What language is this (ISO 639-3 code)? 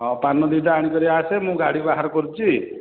ori